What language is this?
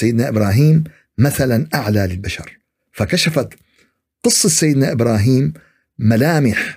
Arabic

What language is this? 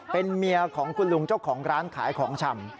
Thai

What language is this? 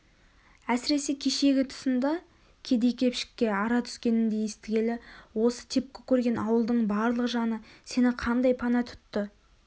Kazakh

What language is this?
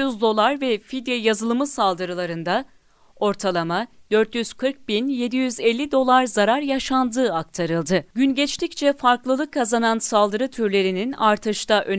Turkish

